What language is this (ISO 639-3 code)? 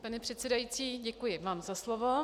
ces